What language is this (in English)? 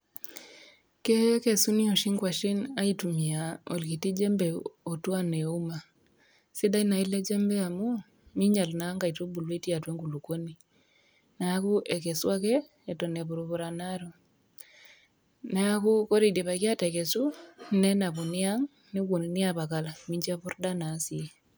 Masai